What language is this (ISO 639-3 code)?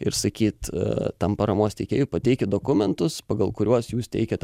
lit